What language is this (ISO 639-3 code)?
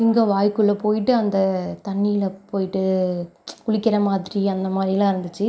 tam